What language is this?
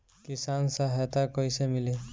Bhojpuri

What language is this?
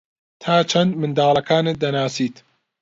Central Kurdish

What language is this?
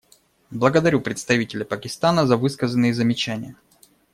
Russian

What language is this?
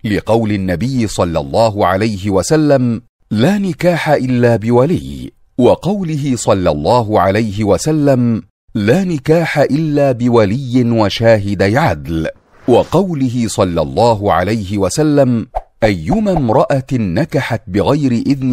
Arabic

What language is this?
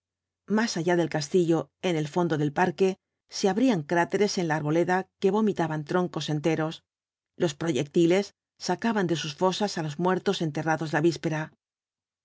Spanish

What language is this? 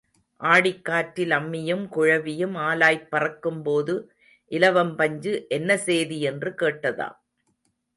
Tamil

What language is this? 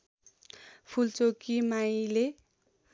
Nepali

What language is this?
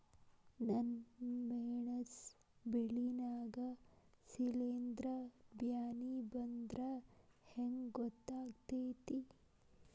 Kannada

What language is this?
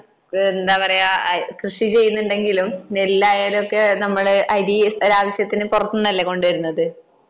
Malayalam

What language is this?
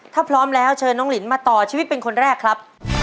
Thai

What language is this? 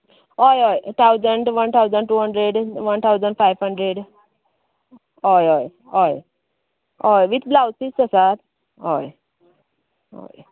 Konkani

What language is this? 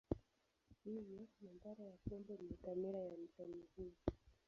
Swahili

